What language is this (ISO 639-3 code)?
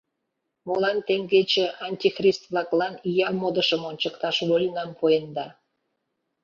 chm